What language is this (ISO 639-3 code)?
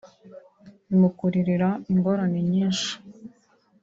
kin